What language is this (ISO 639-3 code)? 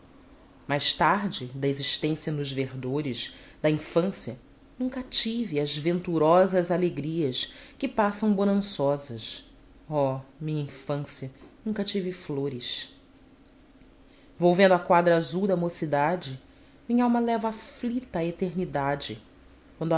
por